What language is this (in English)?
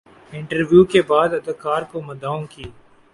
Urdu